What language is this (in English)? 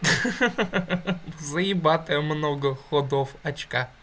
Russian